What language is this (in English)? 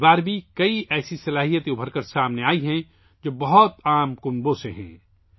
Urdu